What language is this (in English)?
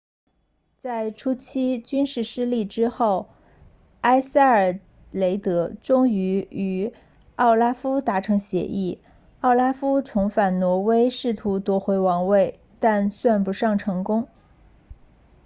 Chinese